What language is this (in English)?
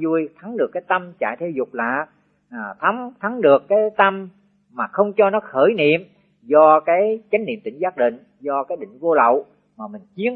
Vietnamese